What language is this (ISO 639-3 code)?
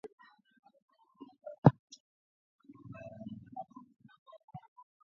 swa